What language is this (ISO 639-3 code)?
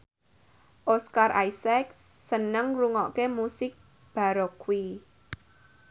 jav